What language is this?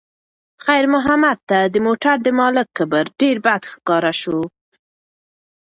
Pashto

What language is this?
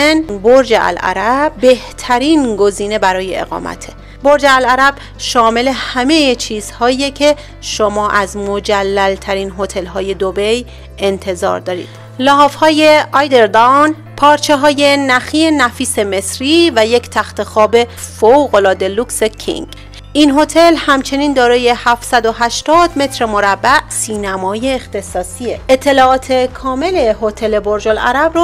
Persian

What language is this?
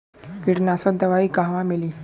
Bhojpuri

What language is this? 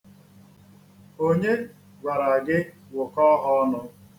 Igbo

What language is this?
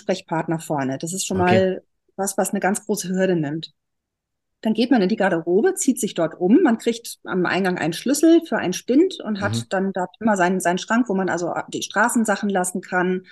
German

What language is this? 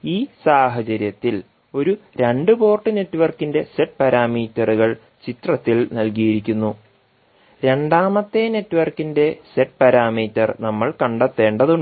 Malayalam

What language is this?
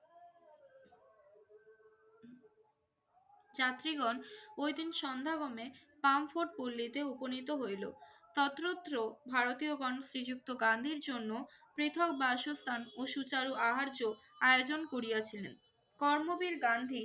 Bangla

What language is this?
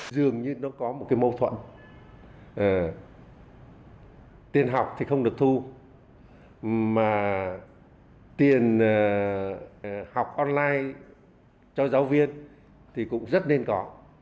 Vietnamese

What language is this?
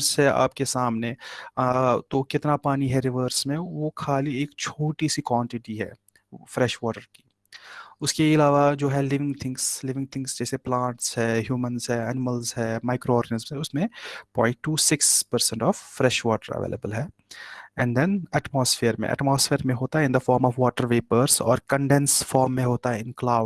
Hindi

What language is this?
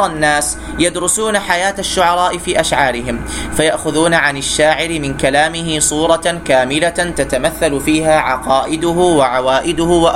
Arabic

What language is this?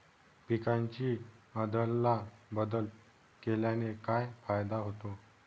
Marathi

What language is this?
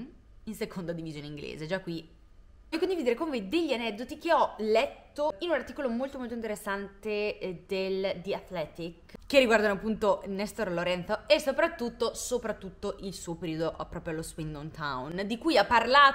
Italian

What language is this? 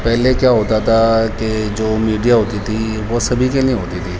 Urdu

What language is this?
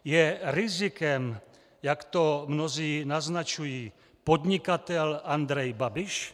Czech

